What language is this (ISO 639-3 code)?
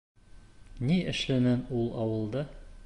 bak